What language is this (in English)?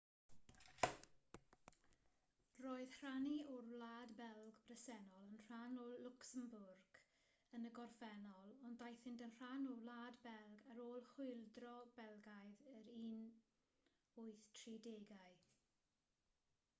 Welsh